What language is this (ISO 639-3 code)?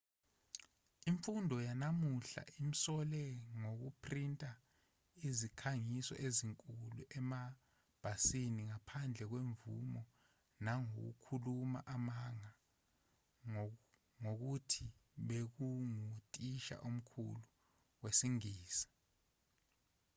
zul